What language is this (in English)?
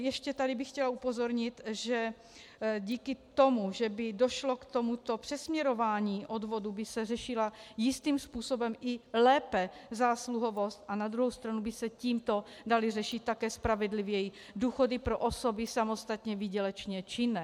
Czech